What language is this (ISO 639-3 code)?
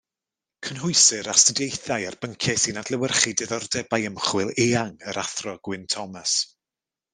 cym